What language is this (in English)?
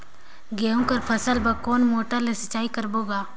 Chhattisgarhi